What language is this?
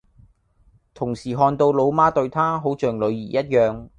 Cantonese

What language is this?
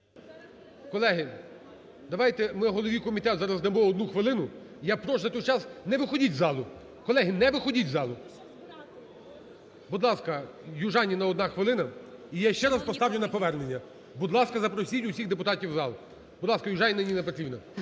Ukrainian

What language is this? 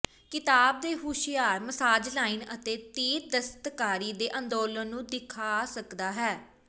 Punjabi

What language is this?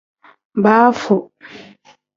Tem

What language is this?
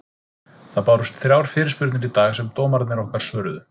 Icelandic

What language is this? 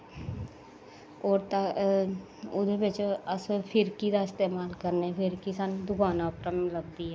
Dogri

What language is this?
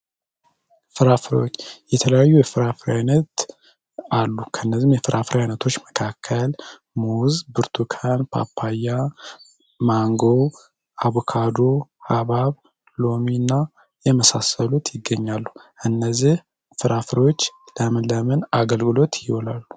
Amharic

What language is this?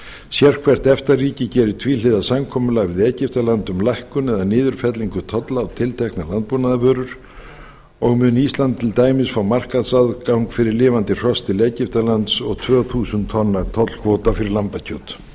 Icelandic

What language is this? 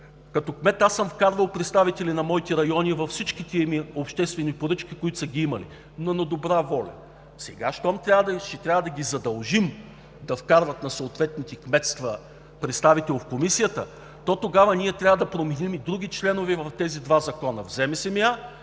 Bulgarian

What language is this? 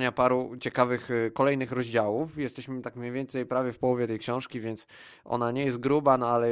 Polish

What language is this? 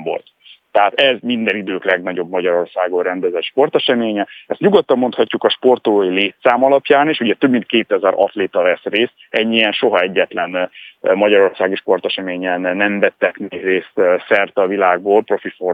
Hungarian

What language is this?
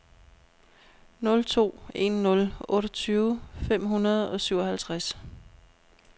Danish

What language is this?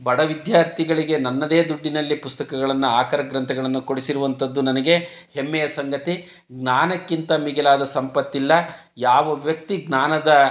Kannada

